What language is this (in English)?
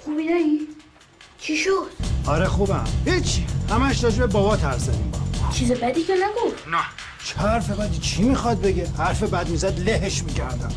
Persian